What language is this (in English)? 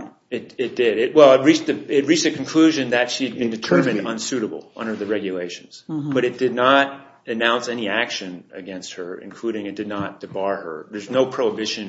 English